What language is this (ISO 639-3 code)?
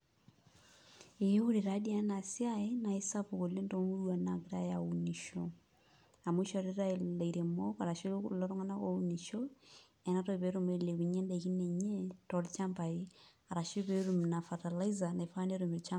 mas